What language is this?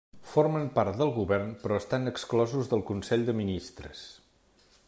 Catalan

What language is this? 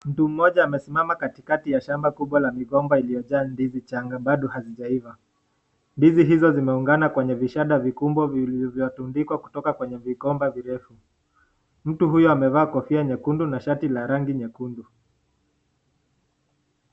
Swahili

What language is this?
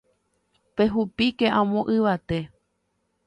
Guarani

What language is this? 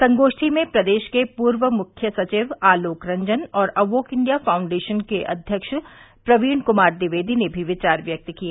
Hindi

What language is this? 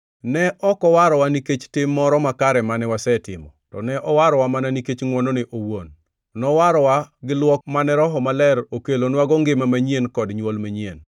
Luo (Kenya and Tanzania)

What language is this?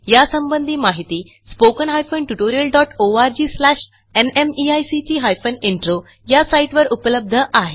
Marathi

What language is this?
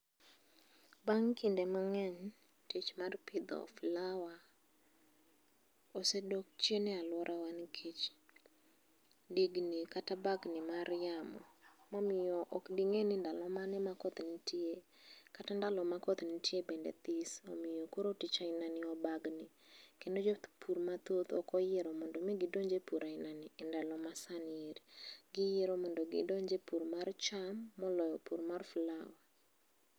Luo (Kenya and Tanzania)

